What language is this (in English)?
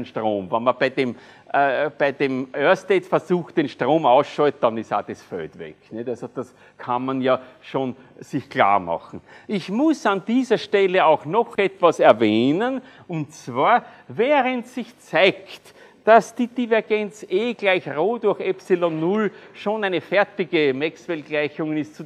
German